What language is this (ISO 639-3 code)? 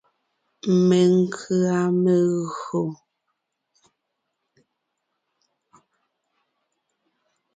nnh